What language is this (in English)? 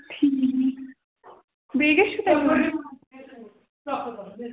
Kashmiri